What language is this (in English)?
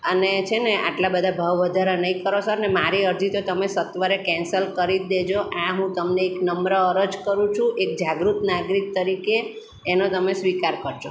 Gujarati